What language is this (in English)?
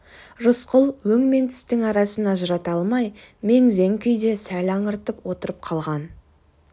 Kazakh